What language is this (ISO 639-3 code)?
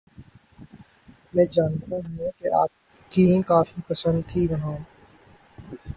urd